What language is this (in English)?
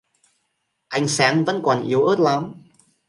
Vietnamese